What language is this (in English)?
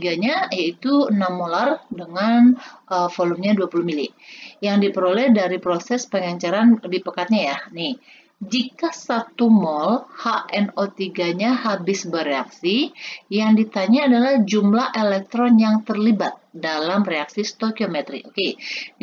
Indonesian